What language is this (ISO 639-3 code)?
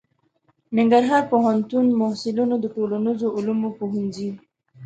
pus